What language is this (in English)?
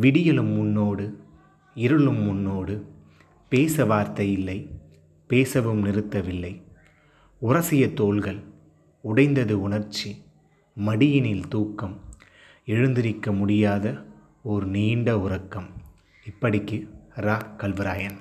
Tamil